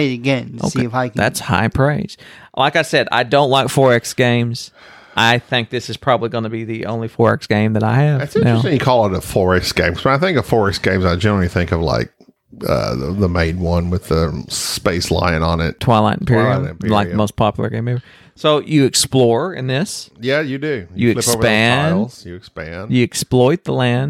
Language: English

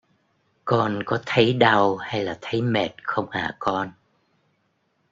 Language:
Vietnamese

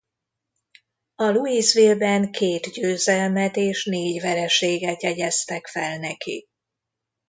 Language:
Hungarian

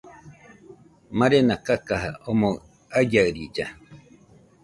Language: Nüpode Huitoto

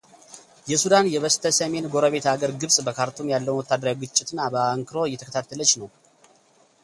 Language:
Amharic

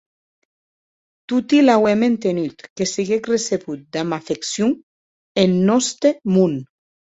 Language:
Occitan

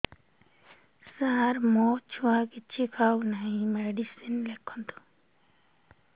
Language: Odia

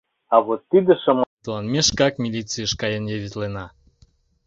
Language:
Mari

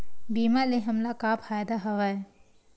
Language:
Chhattisgarhi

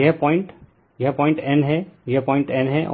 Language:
Hindi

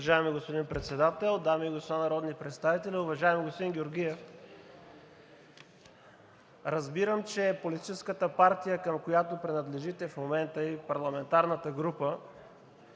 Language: Bulgarian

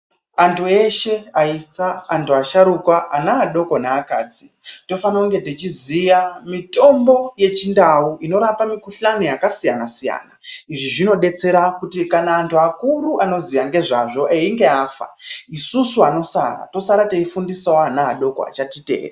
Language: Ndau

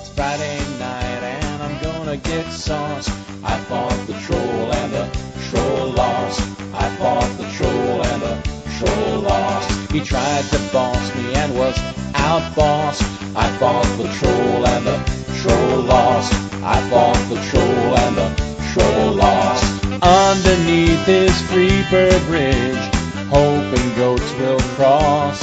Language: English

